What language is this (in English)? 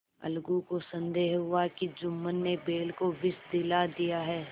Hindi